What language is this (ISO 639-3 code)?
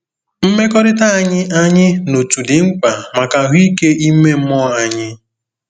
ibo